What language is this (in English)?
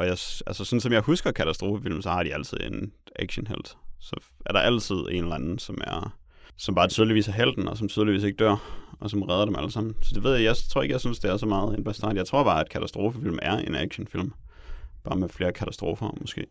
Danish